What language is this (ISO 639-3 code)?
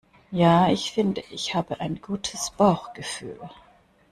deu